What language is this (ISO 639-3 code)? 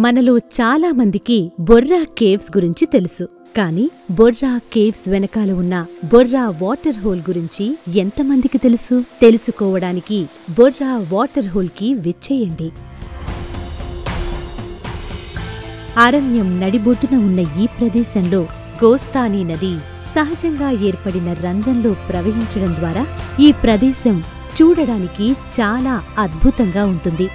tel